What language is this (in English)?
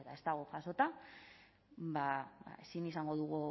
Basque